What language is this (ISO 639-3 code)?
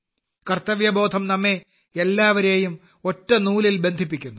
mal